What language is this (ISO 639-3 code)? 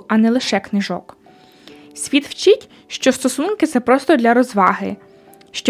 ukr